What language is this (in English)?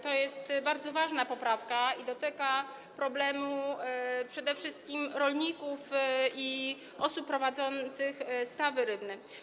Polish